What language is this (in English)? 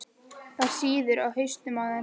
Icelandic